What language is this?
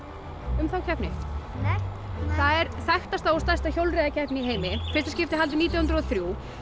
Icelandic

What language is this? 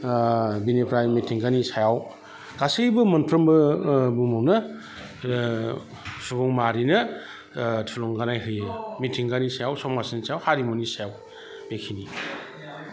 Bodo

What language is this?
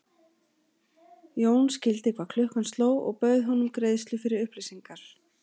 Icelandic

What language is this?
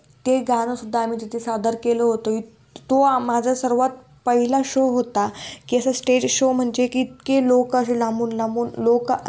Marathi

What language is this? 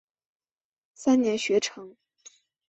Chinese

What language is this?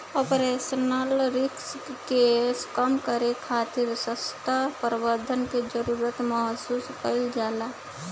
Bhojpuri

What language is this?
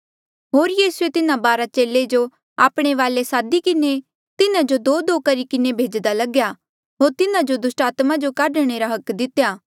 Mandeali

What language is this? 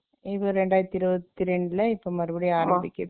Tamil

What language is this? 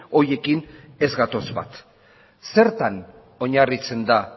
Basque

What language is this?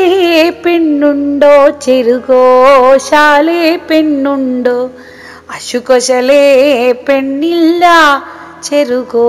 Malayalam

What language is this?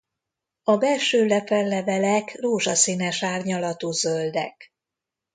Hungarian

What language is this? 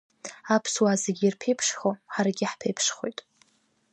Abkhazian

